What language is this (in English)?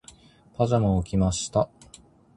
Japanese